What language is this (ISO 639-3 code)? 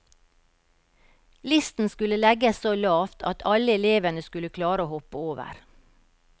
nor